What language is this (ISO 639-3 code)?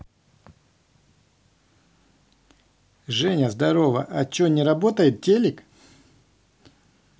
rus